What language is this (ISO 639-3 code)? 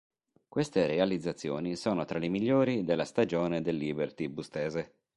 ita